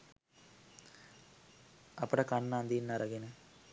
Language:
Sinhala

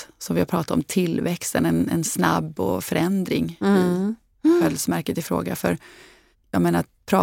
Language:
Swedish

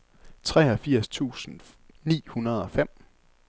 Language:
Danish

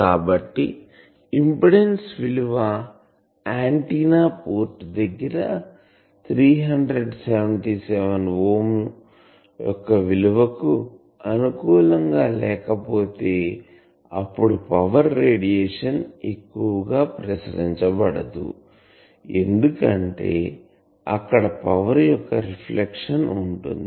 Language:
Telugu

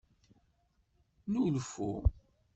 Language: Kabyle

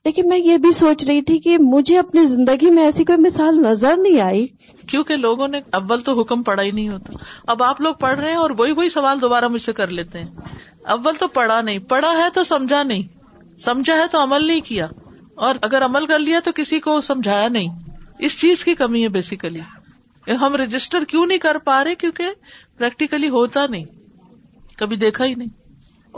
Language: Urdu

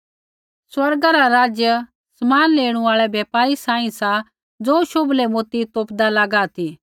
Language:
Kullu Pahari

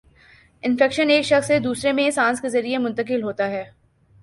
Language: Urdu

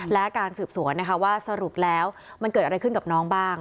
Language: Thai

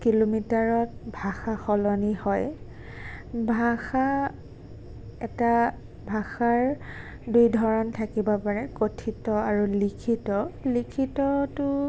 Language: Assamese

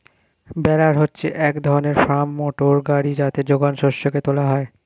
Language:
Bangla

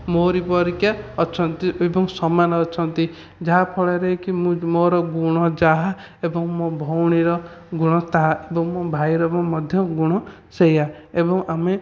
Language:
Odia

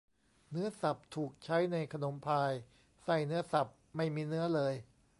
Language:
Thai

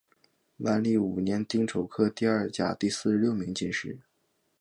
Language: Chinese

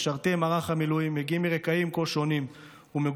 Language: Hebrew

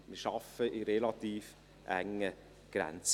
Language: Swiss German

